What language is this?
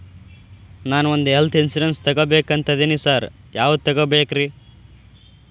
Kannada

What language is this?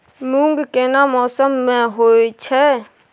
Maithili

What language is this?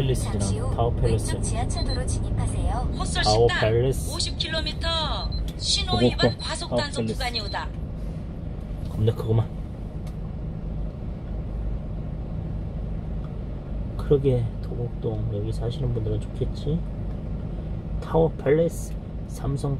Korean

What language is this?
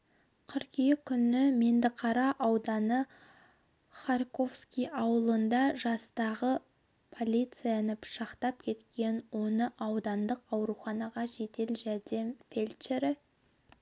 Kazakh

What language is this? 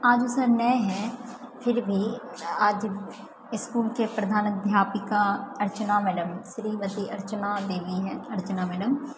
Maithili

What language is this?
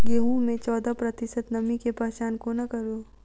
Maithili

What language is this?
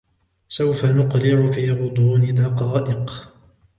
Arabic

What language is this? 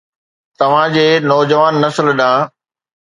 Sindhi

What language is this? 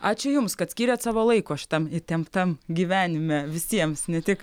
Lithuanian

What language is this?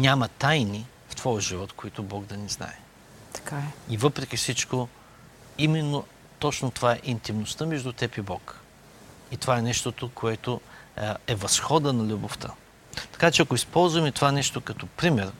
Bulgarian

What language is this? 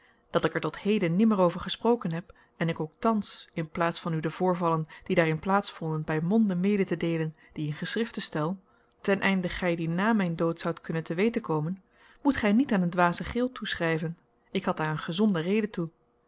Dutch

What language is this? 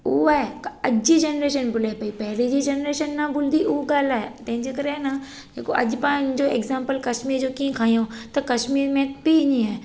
Sindhi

